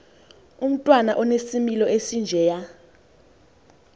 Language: Xhosa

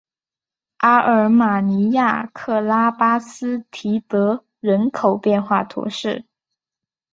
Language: Chinese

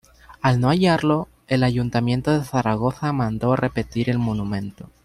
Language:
Spanish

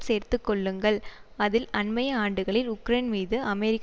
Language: Tamil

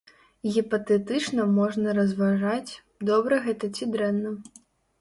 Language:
Belarusian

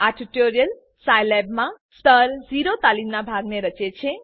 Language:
Gujarati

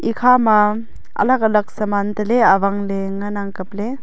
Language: Wancho Naga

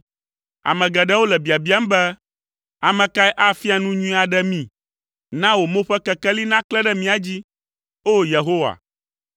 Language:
Ewe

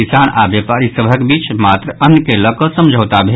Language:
Maithili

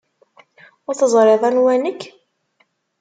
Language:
Kabyle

